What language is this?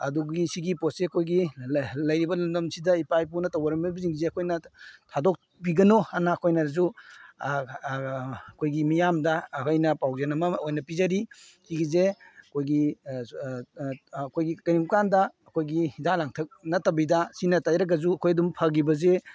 Manipuri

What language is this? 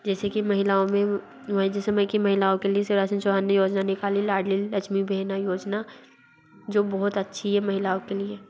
Hindi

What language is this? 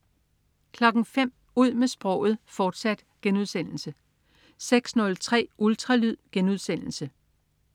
Danish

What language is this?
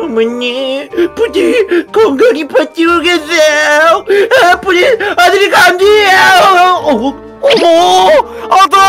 Korean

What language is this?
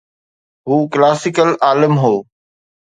Sindhi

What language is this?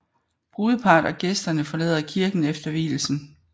Danish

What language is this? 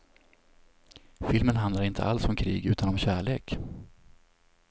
Swedish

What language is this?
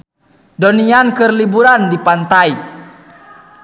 Sundanese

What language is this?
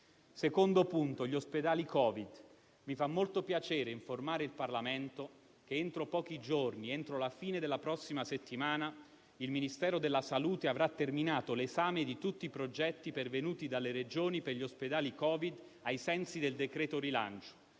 Italian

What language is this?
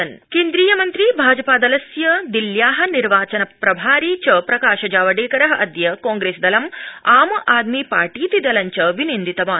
Sanskrit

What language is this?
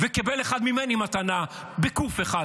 Hebrew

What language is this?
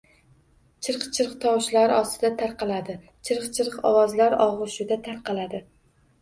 Uzbek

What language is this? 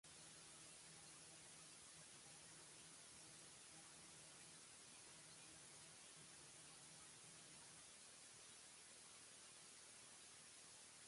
Baoulé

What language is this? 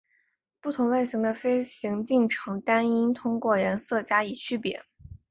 Chinese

